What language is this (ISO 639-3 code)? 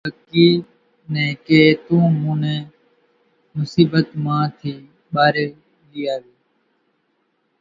gjk